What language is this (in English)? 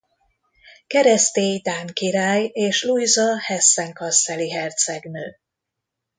Hungarian